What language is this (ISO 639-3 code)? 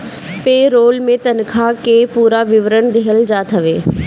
bho